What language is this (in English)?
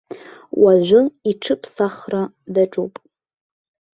Abkhazian